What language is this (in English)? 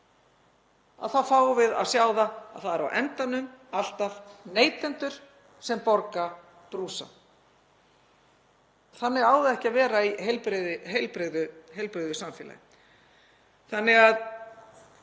Icelandic